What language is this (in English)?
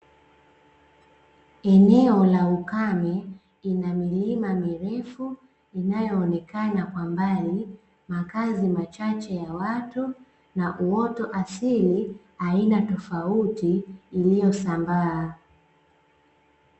Swahili